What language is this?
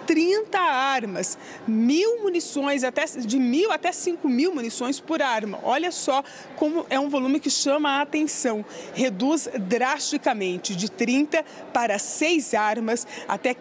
Portuguese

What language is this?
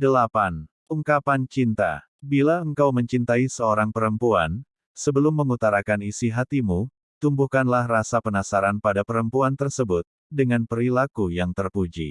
Indonesian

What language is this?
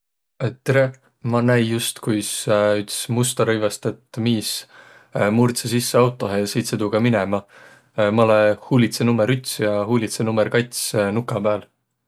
Võro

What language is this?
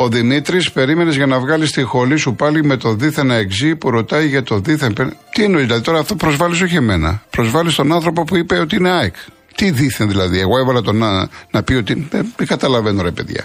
Greek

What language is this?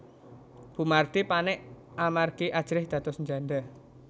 Javanese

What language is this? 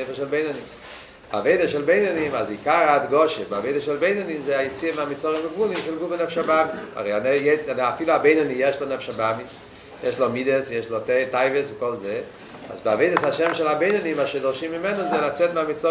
Hebrew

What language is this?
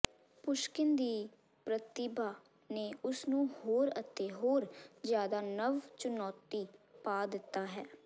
Punjabi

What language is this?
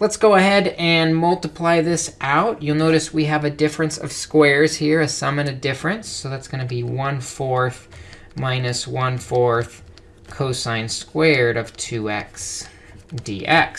English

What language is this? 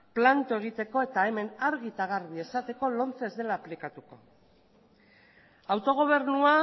Basque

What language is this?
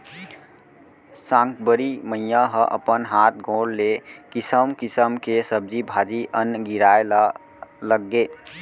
Chhattisgarhi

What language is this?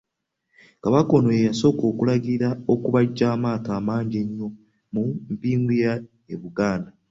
Ganda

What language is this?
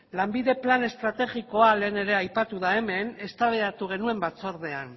Basque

